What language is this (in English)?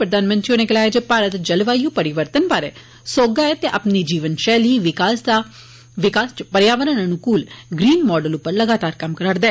Dogri